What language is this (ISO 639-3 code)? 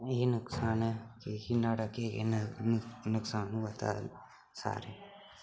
doi